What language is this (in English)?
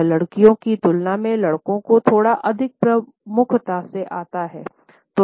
Hindi